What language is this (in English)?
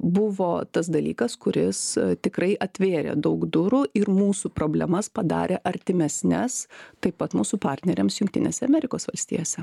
Lithuanian